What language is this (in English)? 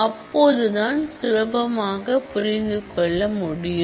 Tamil